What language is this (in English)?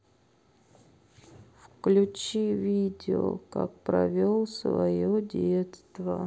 Russian